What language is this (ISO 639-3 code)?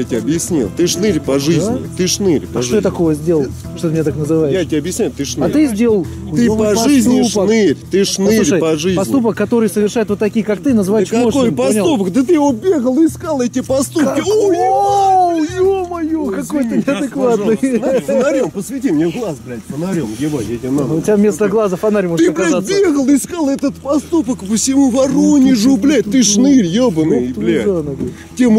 rus